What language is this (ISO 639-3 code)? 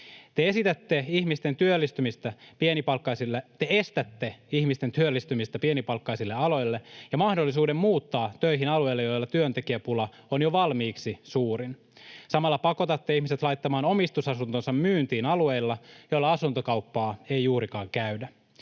fin